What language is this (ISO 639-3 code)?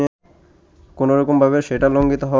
ben